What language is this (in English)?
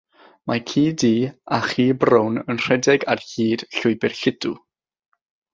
Welsh